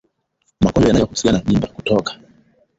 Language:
Swahili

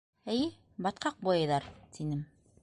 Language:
Bashkir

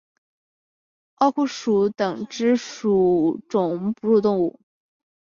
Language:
Chinese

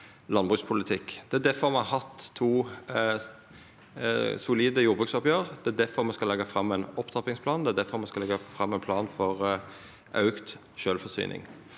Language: Norwegian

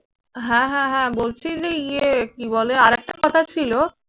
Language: Bangla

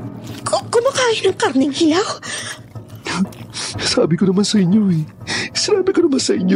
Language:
Filipino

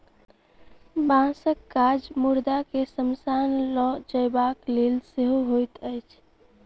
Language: Maithili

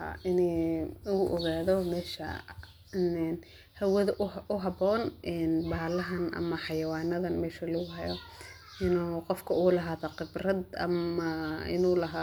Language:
Somali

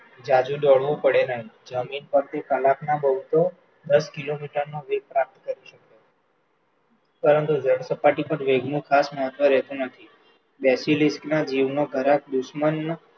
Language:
Gujarati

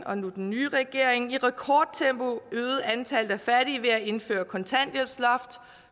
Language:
Danish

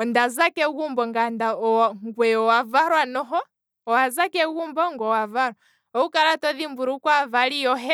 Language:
Kwambi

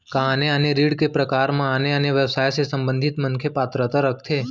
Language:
Chhattisgarhi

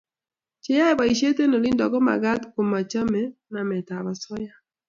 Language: Kalenjin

